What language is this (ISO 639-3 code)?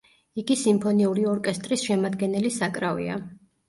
kat